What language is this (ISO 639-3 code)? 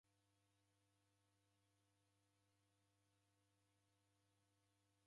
dav